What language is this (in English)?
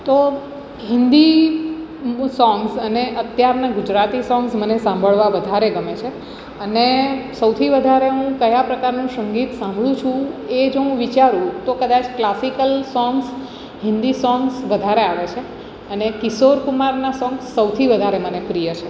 Gujarati